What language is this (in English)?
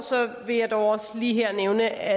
Danish